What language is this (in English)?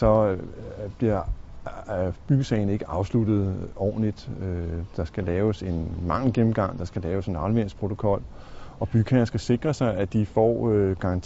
Danish